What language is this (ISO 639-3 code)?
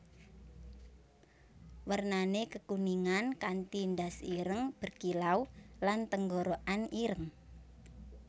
jav